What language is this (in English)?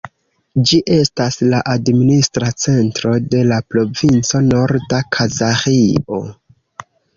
Esperanto